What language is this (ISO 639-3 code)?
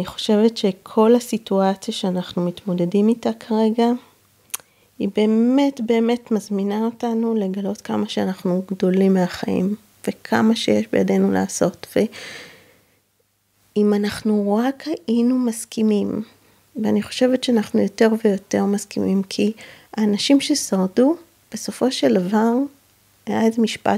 heb